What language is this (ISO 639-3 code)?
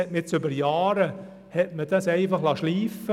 gsw